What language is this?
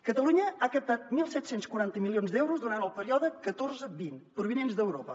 Catalan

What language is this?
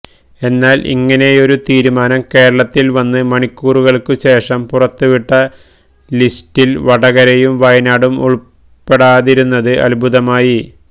Malayalam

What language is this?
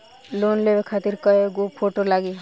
Bhojpuri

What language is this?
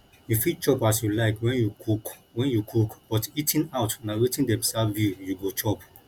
Nigerian Pidgin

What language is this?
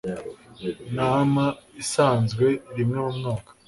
Kinyarwanda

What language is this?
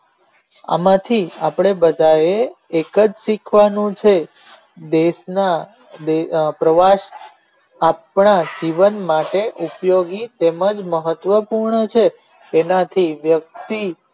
Gujarati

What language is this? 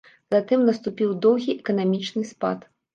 Belarusian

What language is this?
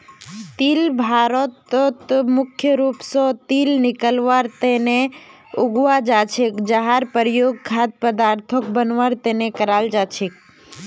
Magahi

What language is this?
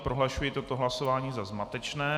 Czech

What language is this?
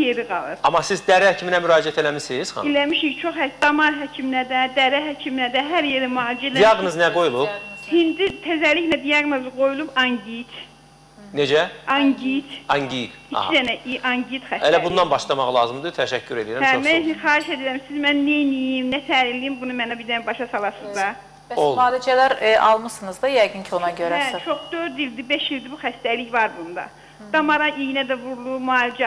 Turkish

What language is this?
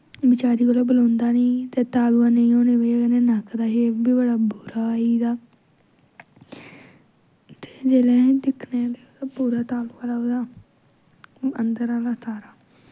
Dogri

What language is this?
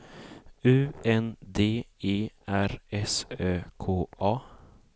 Swedish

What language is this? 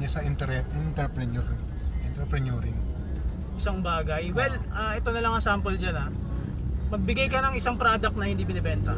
Filipino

